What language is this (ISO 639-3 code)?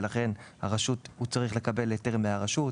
heb